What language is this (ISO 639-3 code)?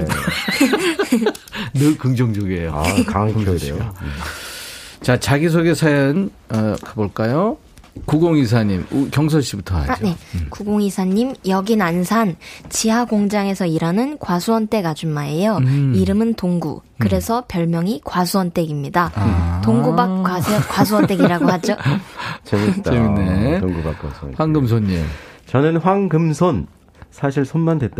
kor